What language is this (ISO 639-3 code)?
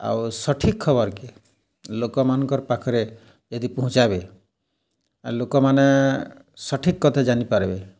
ori